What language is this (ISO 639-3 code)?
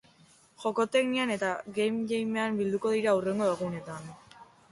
eus